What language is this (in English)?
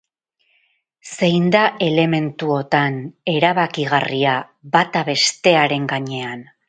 Basque